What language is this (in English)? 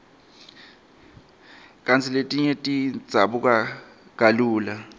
Swati